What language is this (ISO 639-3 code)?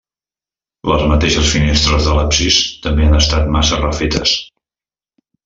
cat